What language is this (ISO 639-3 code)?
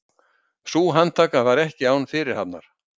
isl